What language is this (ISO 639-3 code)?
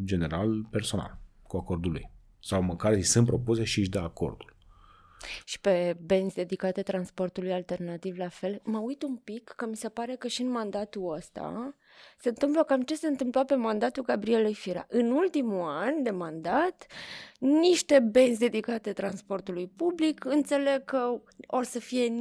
ron